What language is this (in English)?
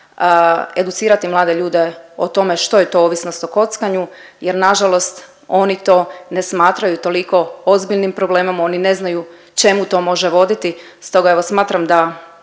Croatian